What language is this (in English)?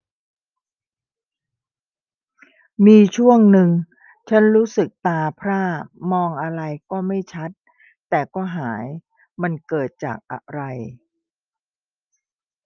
Thai